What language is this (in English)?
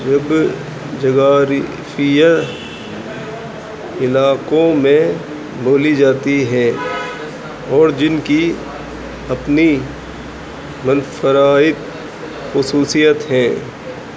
Urdu